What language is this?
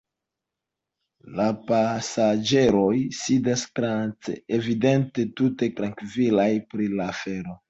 Esperanto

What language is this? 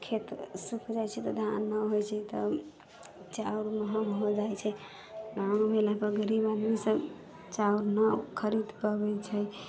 Maithili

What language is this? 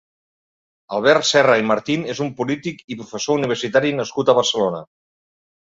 Catalan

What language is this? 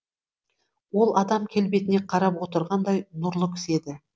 Kazakh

